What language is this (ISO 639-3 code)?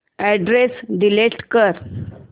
mar